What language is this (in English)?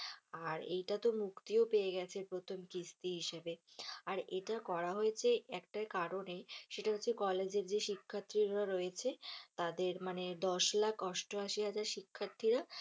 Bangla